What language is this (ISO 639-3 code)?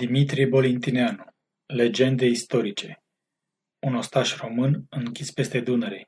ron